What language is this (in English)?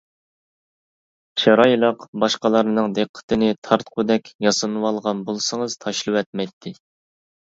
Uyghur